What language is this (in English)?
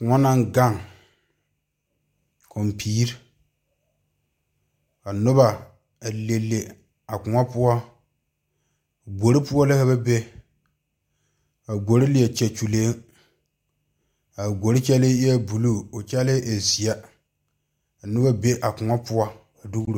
Southern Dagaare